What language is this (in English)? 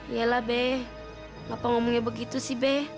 Indonesian